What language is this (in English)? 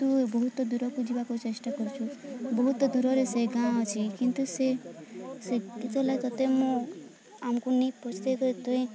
Odia